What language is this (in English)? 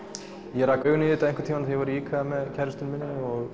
Icelandic